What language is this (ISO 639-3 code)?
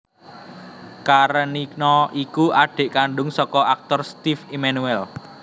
jav